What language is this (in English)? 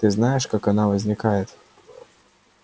Russian